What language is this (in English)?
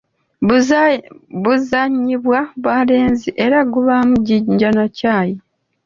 Ganda